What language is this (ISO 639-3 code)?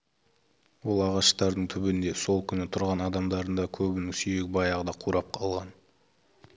kaz